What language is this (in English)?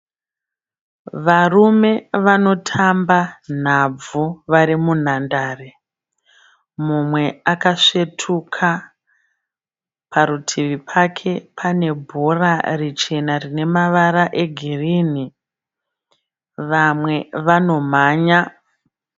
Shona